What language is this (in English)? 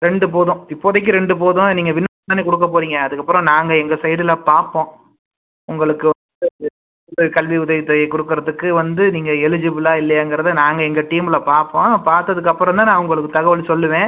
Tamil